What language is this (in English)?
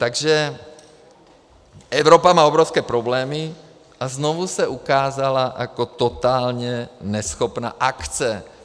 Czech